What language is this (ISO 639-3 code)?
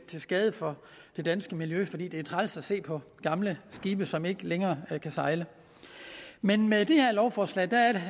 dan